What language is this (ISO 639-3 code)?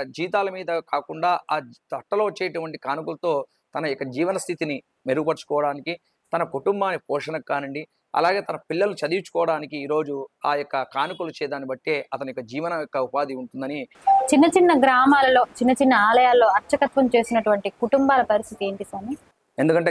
tel